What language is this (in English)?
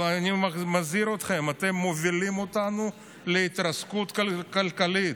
Hebrew